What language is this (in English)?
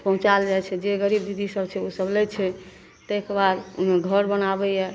Maithili